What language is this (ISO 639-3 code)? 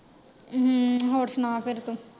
pan